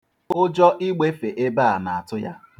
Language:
Igbo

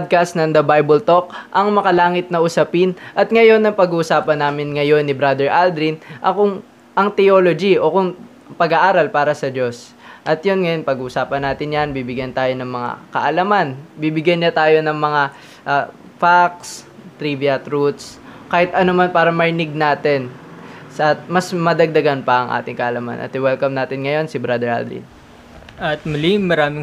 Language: Filipino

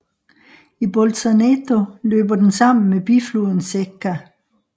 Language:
Danish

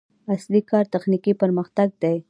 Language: Pashto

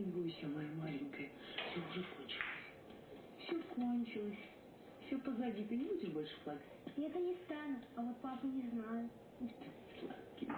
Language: Russian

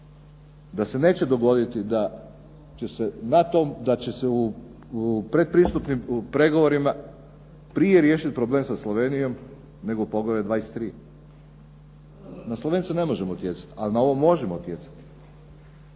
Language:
Croatian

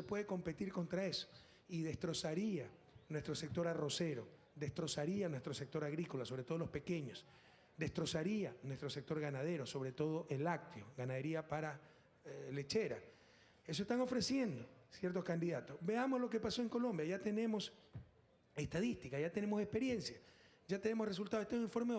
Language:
Spanish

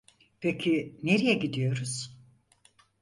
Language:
Turkish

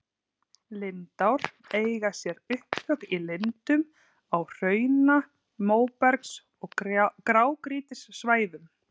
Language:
Icelandic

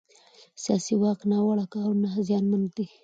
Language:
Pashto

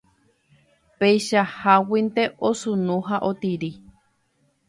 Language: Guarani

